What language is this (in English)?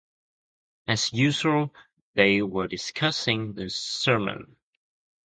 English